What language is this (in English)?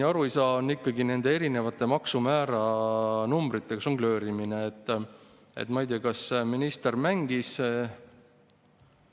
Estonian